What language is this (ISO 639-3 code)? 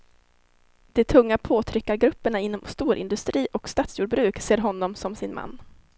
swe